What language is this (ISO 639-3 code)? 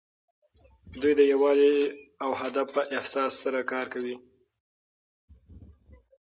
pus